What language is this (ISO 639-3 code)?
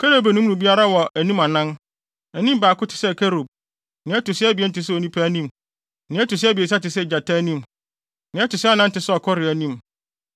aka